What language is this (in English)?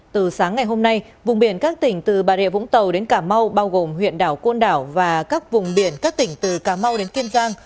Vietnamese